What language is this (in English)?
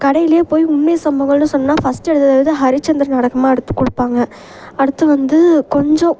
Tamil